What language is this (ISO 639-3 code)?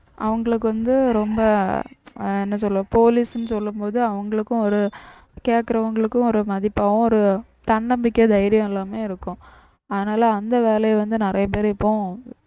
tam